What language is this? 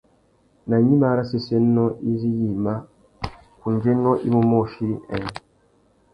Tuki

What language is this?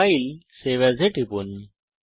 Bangla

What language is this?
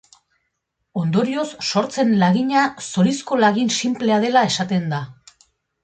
Basque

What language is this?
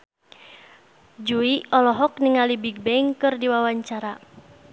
Sundanese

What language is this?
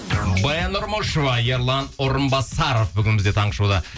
Kazakh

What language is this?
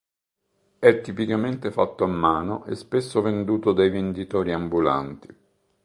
Italian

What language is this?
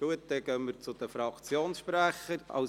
Swiss German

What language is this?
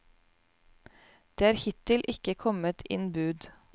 Norwegian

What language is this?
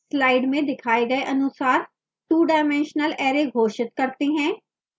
Hindi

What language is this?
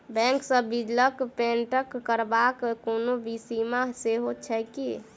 Maithili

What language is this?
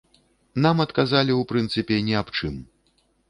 Belarusian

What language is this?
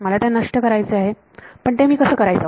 Marathi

